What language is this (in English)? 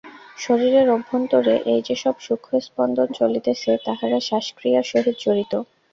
Bangla